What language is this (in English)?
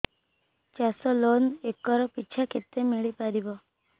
Odia